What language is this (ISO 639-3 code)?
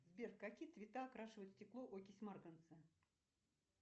rus